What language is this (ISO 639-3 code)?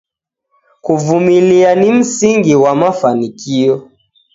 dav